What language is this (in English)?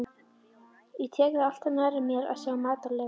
Icelandic